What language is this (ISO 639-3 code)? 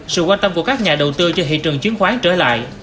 vie